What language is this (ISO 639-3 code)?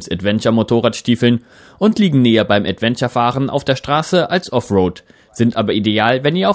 deu